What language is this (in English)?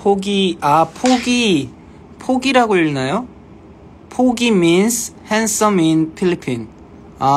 Korean